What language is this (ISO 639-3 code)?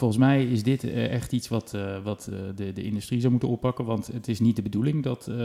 nld